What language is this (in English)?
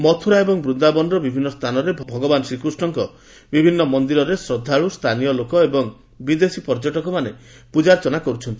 Odia